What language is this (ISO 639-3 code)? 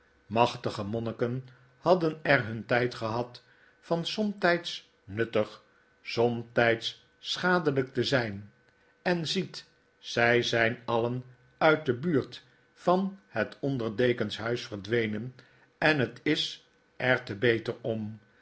nld